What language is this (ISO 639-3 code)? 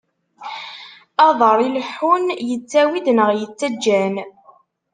kab